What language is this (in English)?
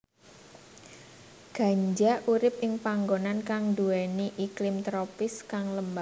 Javanese